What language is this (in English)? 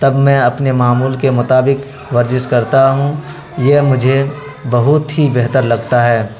Urdu